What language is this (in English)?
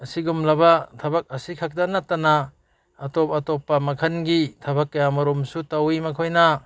Manipuri